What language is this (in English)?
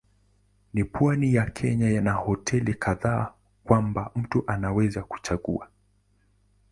Swahili